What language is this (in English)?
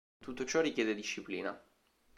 Italian